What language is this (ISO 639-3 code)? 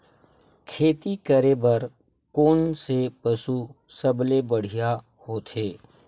hne